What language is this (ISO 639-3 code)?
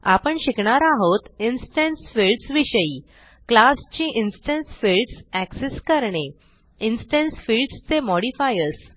mar